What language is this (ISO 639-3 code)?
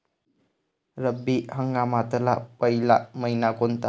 mar